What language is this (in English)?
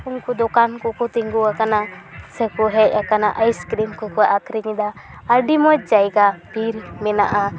Santali